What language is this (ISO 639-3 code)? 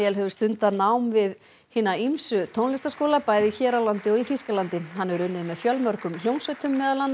isl